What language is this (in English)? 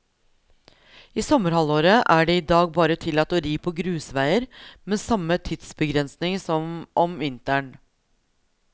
Norwegian